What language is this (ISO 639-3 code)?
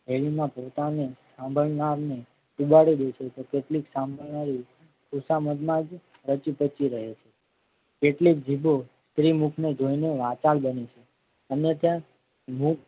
guj